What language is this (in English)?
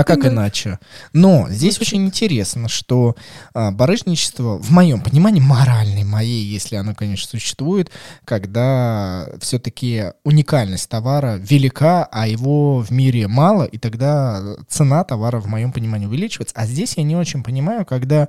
Russian